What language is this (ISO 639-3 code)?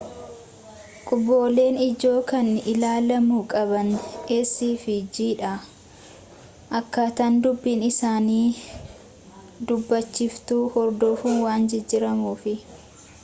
orm